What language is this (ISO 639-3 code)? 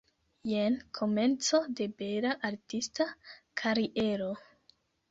epo